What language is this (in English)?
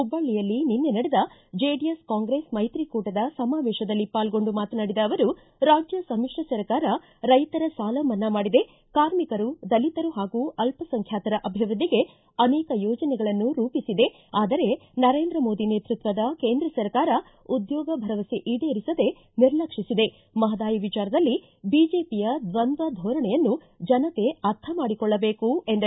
Kannada